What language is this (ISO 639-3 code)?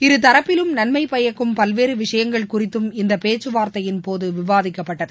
tam